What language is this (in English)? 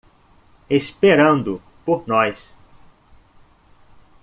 Portuguese